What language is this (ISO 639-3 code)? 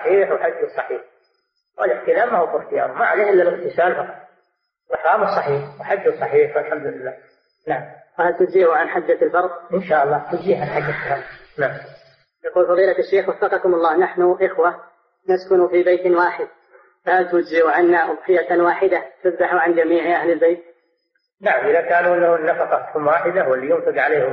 ara